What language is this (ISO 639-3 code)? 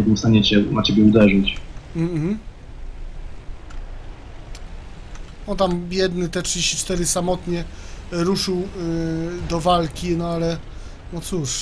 pol